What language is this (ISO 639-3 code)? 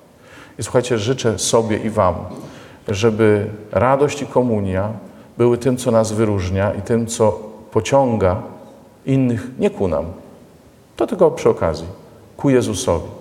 pol